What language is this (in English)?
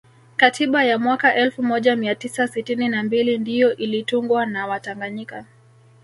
Swahili